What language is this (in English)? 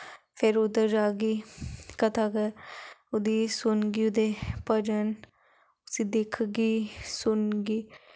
Dogri